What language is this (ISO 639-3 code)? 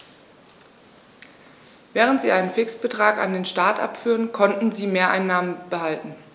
deu